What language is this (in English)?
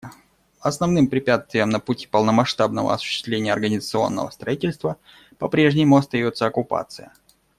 Russian